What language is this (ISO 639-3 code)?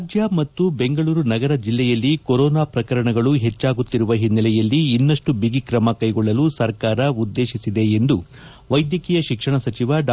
kan